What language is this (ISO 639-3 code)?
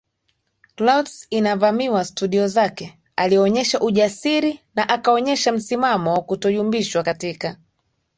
swa